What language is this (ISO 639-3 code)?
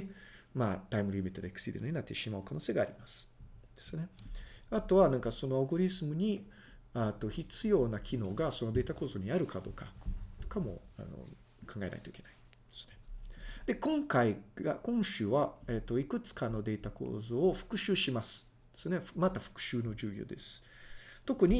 jpn